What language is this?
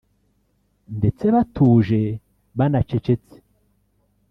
Kinyarwanda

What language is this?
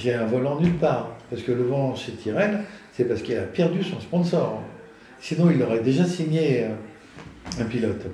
French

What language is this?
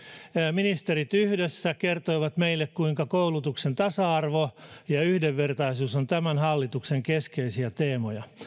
Finnish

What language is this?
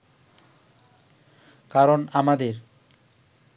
Bangla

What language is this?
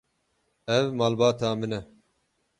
Kurdish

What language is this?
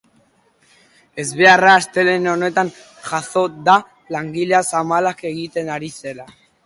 Basque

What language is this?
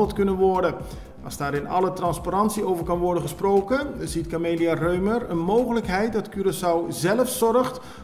Dutch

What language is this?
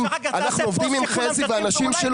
Hebrew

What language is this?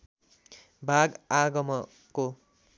Nepali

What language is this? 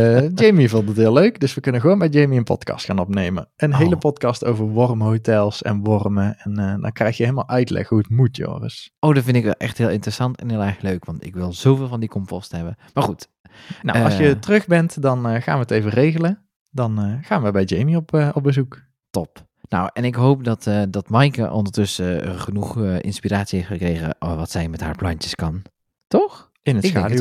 Dutch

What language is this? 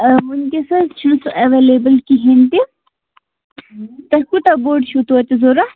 Kashmiri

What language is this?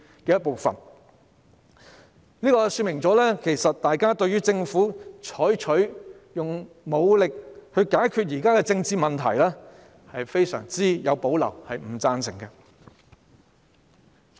Cantonese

